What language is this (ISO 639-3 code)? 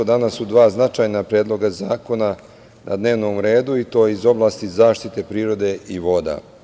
srp